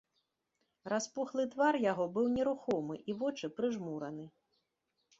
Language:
Belarusian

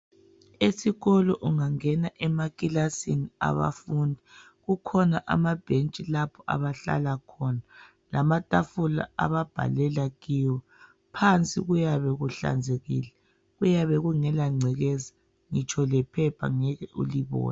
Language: North Ndebele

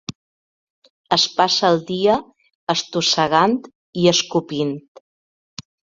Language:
Catalan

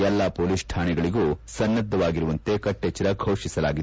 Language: Kannada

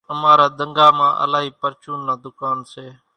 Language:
Kachi Koli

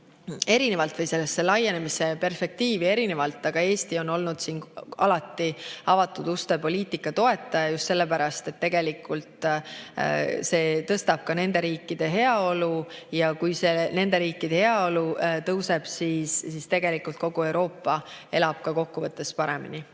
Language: Estonian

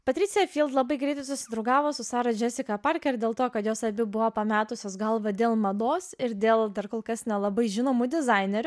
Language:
Lithuanian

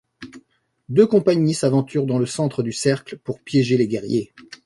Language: French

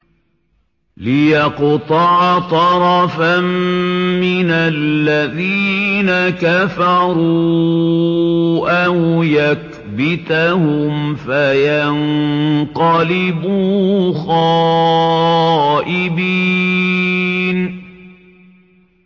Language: Arabic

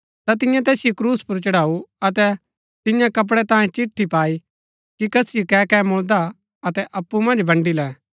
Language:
Gaddi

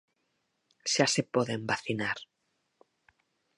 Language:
Galician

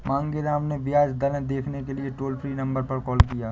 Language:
Hindi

